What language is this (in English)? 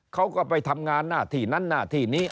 Thai